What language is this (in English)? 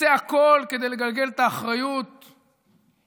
Hebrew